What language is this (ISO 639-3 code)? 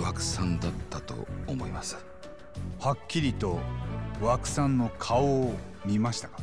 jpn